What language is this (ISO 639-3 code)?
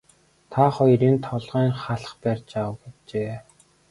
mon